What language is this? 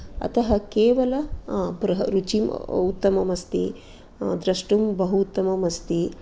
Sanskrit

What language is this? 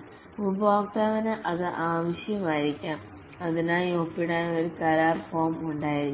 Malayalam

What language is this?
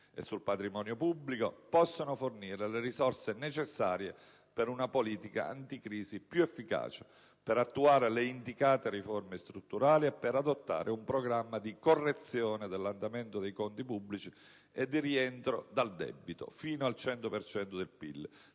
Italian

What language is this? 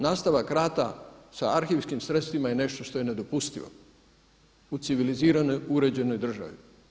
Croatian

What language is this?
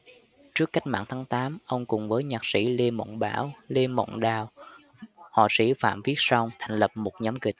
Vietnamese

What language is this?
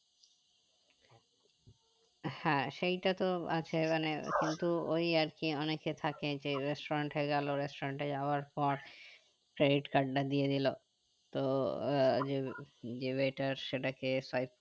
Bangla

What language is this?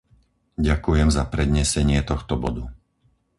Slovak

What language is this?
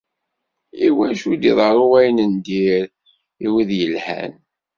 Kabyle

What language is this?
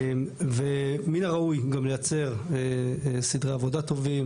Hebrew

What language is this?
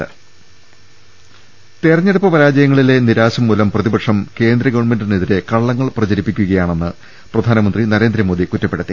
Malayalam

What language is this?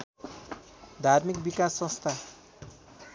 Nepali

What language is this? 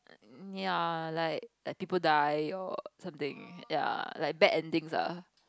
English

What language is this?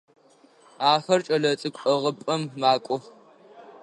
Adyghe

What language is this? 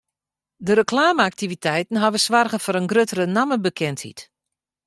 Western Frisian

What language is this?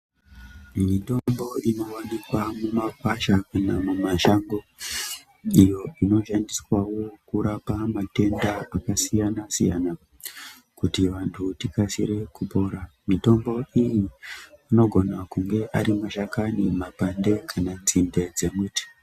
Ndau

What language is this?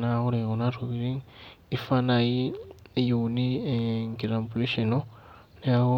Masai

